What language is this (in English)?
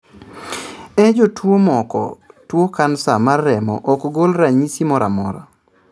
Luo (Kenya and Tanzania)